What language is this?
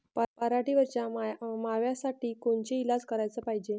Marathi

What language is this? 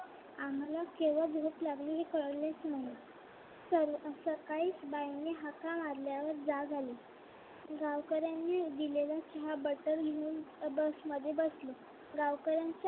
Marathi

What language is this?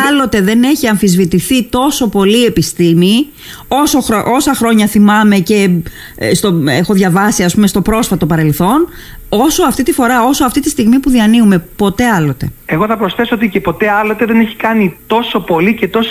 Greek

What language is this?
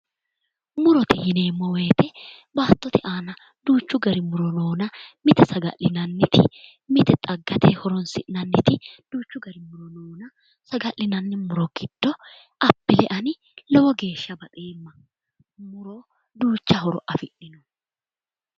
Sidamo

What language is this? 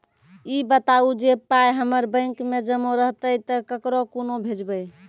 Maithili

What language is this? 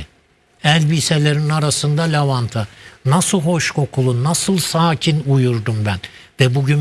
Turkish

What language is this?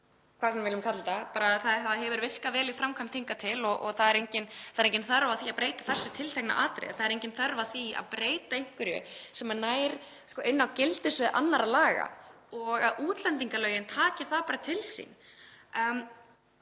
Icelandic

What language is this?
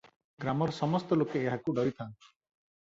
Odia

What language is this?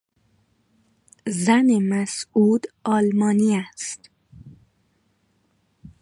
Persian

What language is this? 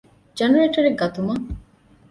Divehi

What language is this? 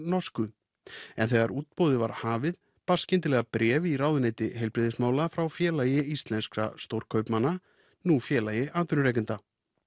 Icelandic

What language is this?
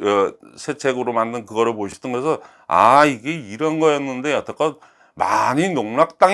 Korean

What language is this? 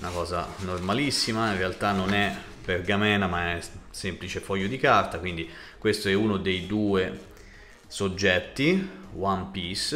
Italian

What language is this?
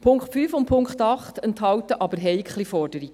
Swiss German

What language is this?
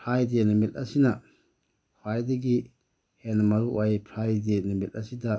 Manipuri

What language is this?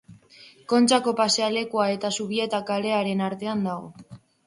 Basque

